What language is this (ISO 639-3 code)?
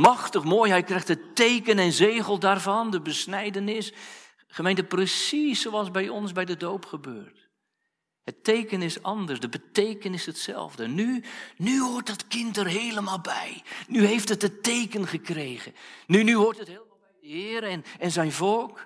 nld